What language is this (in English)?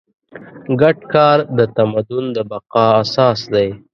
Pashto